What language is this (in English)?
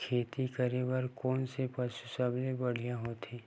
Chhattisgarhi